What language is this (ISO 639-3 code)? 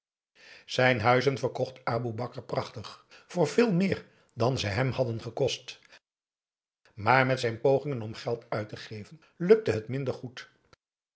nld